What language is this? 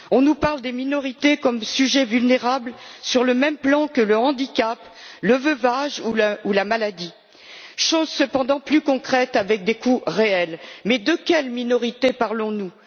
French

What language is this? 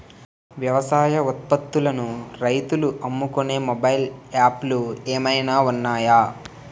Telugu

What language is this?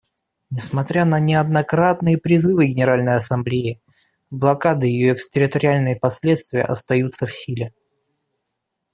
Russian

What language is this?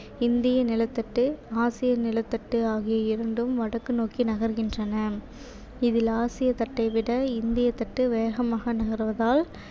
Tamil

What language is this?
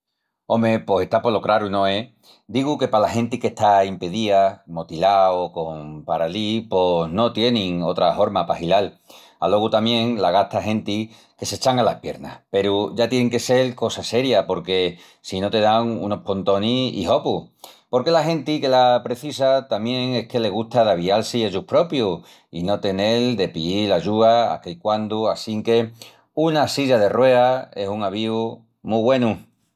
Extremaduran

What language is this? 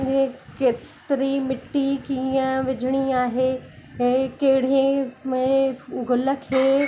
Sindhi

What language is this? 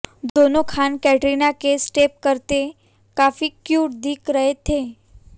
Hindi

